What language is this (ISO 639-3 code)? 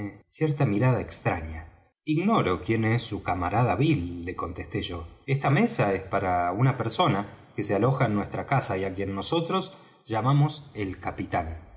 spa